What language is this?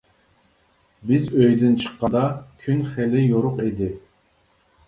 Uyghur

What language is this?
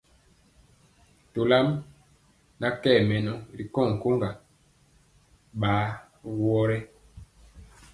Mpiemo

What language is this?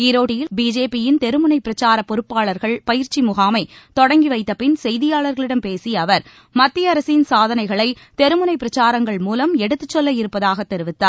Tamil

